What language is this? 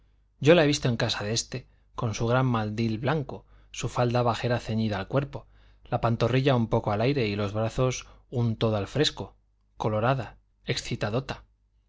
Spanish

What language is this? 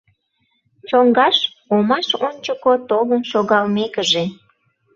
Mari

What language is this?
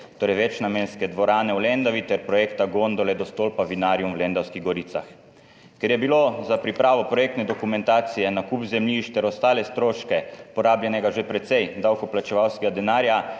Slovenian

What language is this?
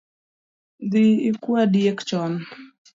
Luo (Kenya and Tanzania)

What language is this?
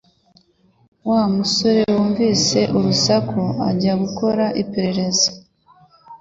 Kinyarwanda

